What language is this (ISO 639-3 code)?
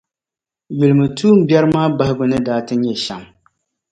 dag